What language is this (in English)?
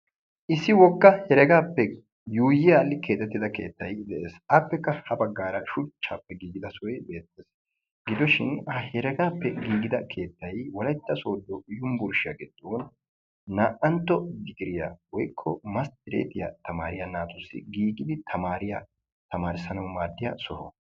Wolaytta